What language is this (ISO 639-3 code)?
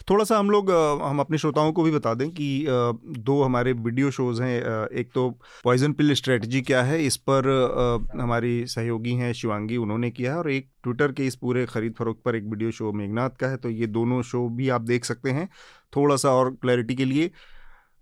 hin